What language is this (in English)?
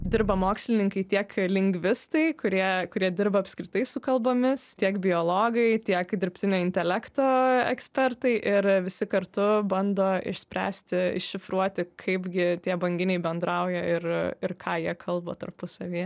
Lithuanian